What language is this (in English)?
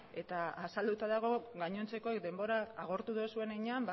Basque